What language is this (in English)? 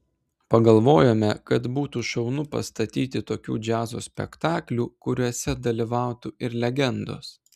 Lithuanian